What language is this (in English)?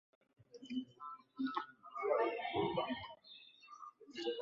Ganda